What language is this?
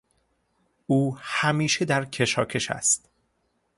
Persian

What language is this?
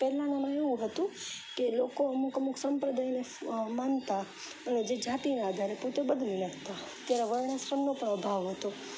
Gujarati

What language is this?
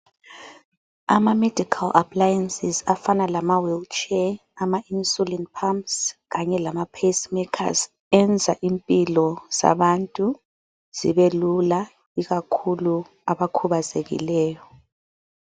North Ndebele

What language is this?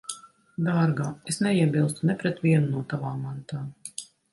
Latvian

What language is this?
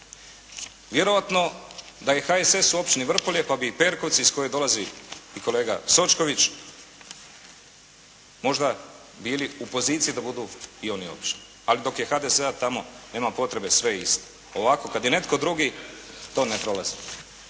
Croatian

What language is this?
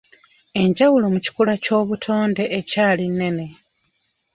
Ganda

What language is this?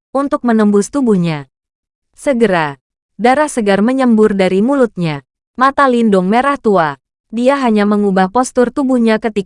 Indonesian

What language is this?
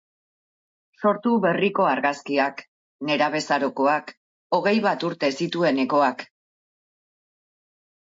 Basque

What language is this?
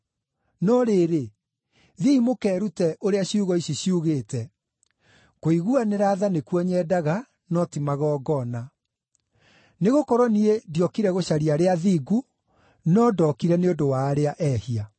Kikuyu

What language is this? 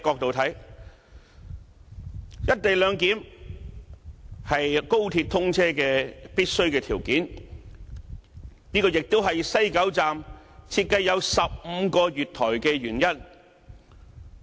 Cantonese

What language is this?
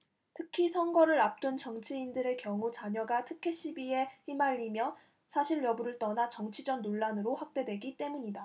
Korean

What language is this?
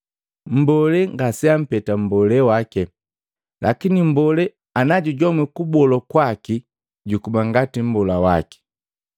Matengo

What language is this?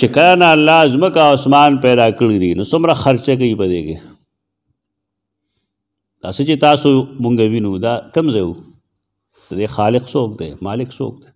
Arabic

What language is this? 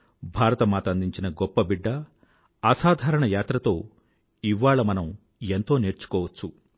Telugu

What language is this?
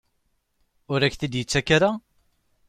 Kabyle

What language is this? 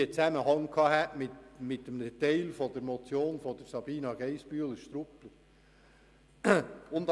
Swiss German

